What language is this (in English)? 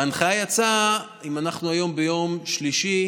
Hebrew